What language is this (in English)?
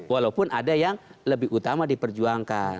Indonesian